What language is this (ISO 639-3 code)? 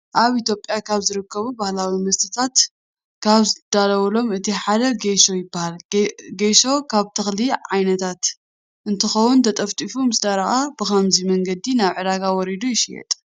tir